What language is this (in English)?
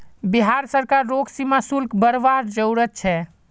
Magahi